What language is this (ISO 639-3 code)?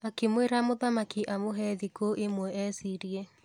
kik